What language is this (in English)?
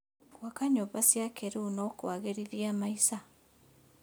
Kikuyu